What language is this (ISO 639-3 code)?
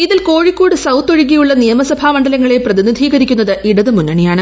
mal